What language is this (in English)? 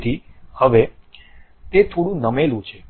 Gujarati